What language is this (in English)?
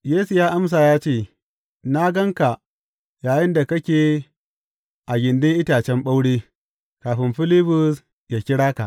Hausa